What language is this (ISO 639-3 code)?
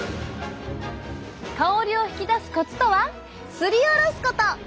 jpn